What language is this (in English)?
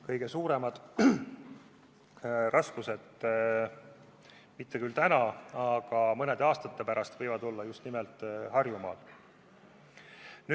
Estonian